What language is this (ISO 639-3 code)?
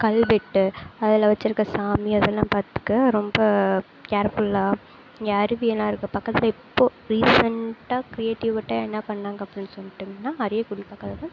tam